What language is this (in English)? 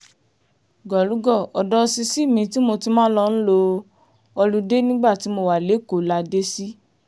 Yoruba